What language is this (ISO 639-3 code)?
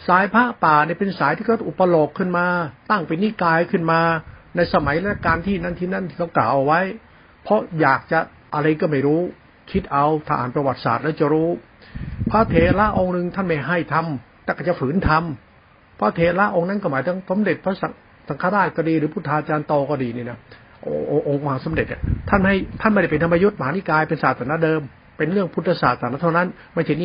tha